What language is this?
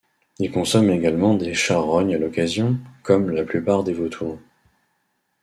French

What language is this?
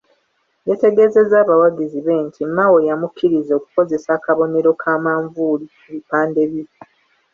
Ganda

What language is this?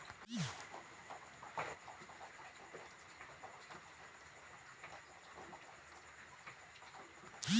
Magahi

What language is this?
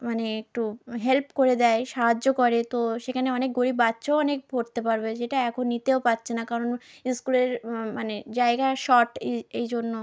Bangla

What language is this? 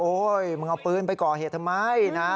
Thai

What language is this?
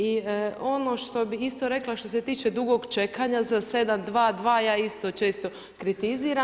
Croatian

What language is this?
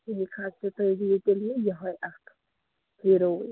Kashmiri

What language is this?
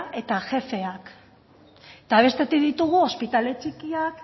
Basque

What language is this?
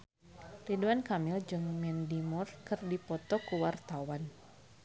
Sundanese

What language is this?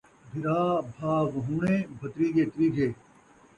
Saraiki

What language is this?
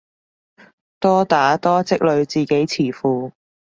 Cantonese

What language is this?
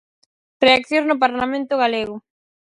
Galician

